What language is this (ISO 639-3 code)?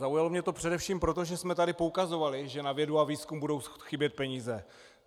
ces